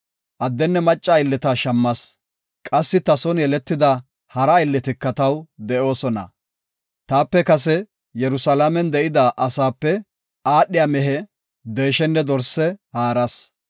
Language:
Gofa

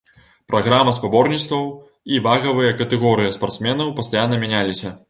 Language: Belarusian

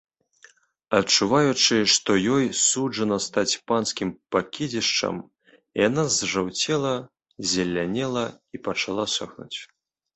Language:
Belarusian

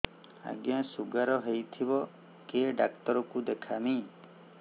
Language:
Odia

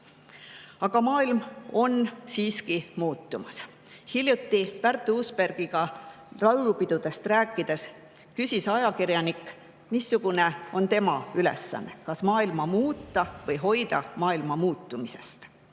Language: Estonian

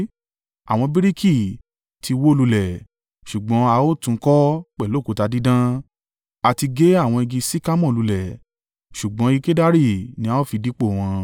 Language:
Yoruba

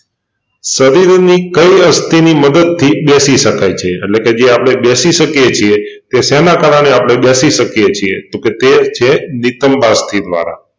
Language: Gujarati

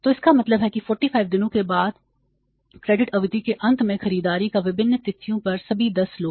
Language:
Hindi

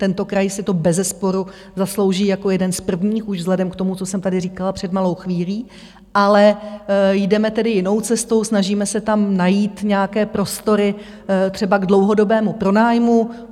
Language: Czech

